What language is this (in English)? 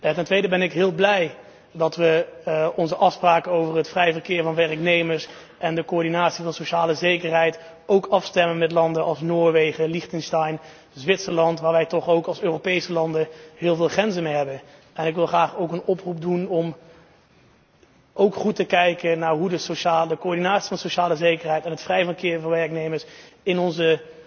Dutch